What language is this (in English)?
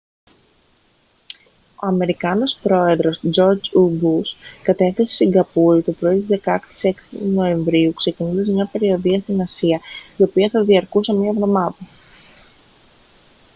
Greek